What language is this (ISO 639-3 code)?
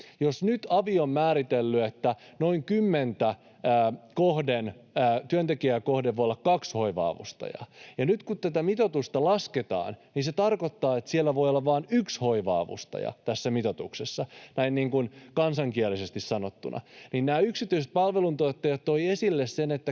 fin